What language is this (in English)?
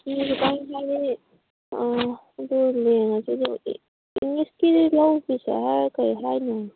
Manipuri